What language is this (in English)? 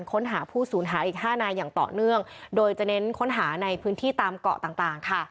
Thai